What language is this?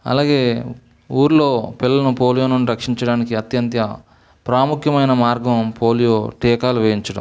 Telugu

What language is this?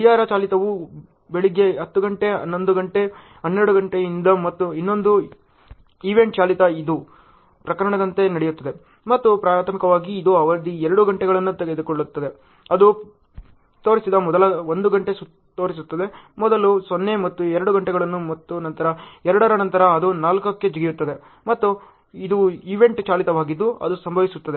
Kannada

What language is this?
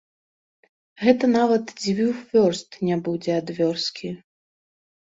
Belarusian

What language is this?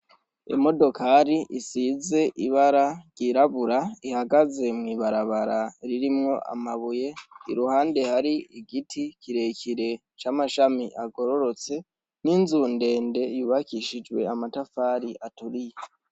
Rundi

